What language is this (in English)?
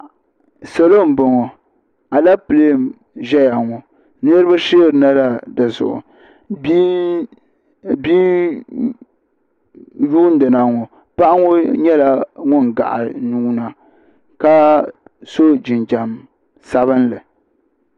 Dagbani